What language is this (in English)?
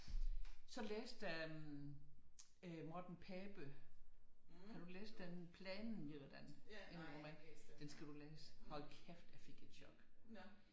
Danish